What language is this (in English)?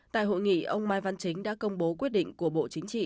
Vietnamese